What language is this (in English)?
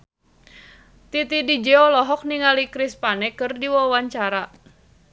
Sundanese